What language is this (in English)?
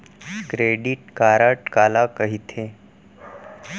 Chhattisgarhi